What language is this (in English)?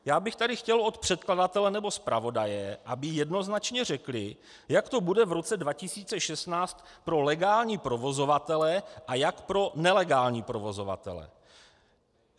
Czech